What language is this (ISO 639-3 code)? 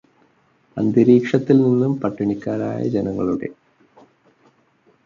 mal